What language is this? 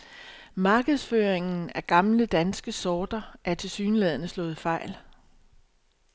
Danish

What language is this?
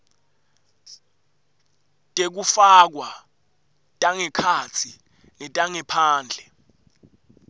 Swati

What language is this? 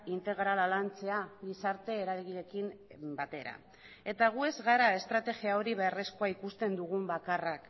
Basque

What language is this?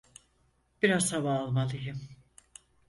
Turkish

